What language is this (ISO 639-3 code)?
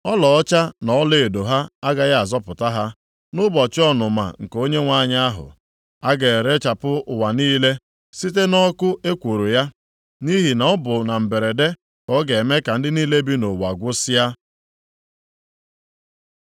ibo